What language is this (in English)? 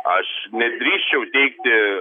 Lithuanian